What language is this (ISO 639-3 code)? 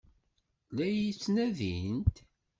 kab